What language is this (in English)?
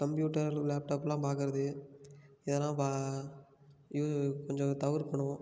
Tamil